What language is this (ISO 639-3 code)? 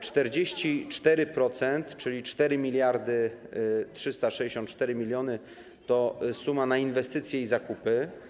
pol